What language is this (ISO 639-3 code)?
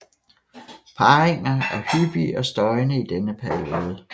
dan